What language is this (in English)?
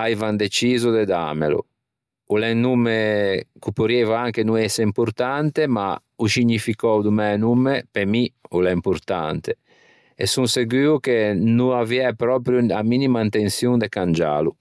Ligurian